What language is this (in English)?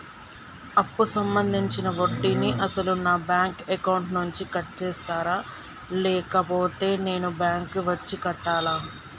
Telugu